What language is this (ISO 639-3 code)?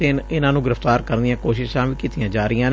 pan